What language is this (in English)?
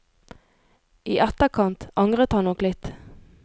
Norwegian